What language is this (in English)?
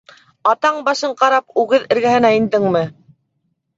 Bashkir